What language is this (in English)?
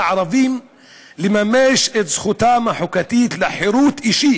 Hebrew